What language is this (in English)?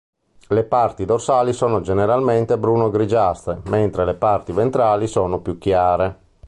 Italian